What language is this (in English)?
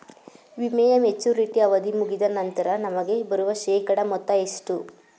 Kannada